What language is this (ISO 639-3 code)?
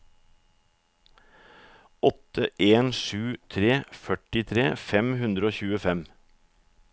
nor